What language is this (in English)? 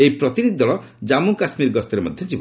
Odia